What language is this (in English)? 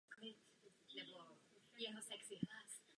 Czech